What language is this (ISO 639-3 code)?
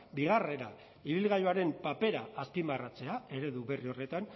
eus